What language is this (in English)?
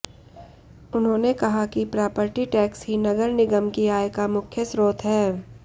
Hindi